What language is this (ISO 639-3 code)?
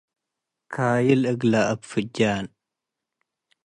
tig